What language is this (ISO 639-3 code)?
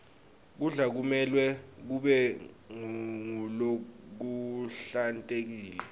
ssw